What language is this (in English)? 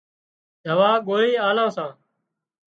Wadiyara Koli